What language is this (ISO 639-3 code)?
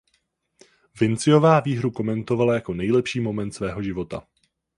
ces